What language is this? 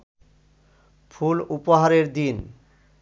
Bangla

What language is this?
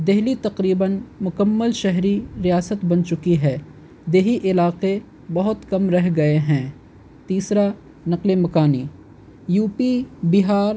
Urdu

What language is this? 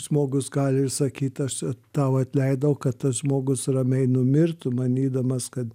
Lithuanian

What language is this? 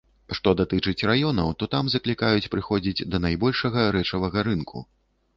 Belarusian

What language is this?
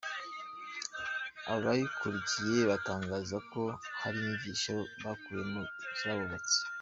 Kinyarwanda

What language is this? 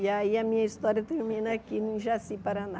Portuguese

